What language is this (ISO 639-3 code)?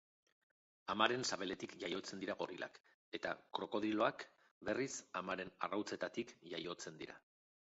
eus